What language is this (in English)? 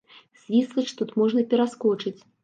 Belarusian